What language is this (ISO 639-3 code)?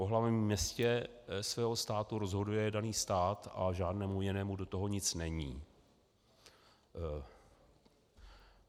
ces